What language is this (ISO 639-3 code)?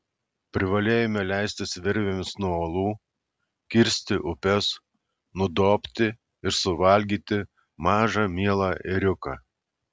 lit